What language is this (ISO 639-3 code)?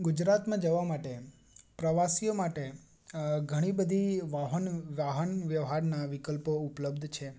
guj